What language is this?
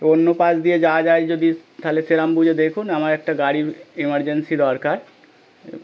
Bangla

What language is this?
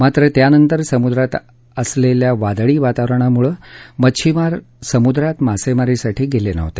Marathi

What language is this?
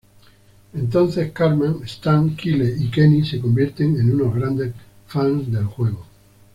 Spanish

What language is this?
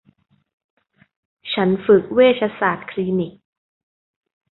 Thai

